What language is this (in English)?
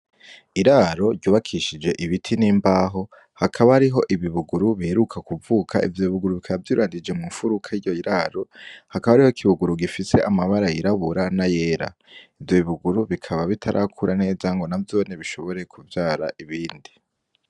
Rundi